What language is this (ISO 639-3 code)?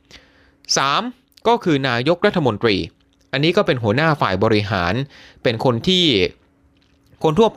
tha